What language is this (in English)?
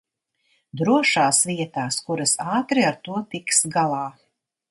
Latvian